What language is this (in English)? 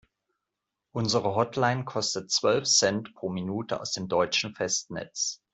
German